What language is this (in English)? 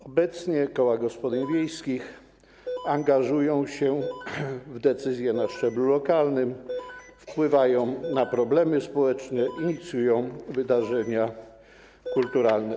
Polish